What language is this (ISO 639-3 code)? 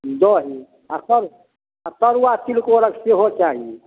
mai